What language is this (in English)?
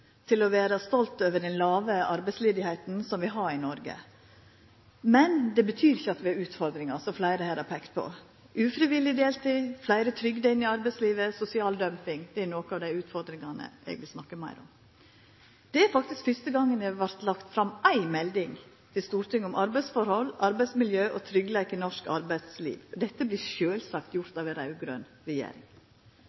Norwegian Nynorsk